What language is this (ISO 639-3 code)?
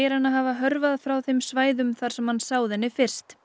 isl